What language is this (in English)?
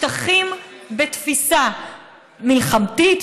Hebrew